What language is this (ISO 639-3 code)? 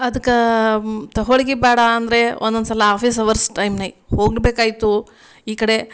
kan